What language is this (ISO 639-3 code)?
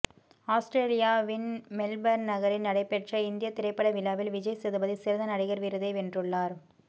tam